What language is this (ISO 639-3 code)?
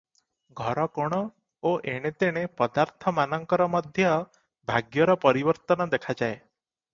ori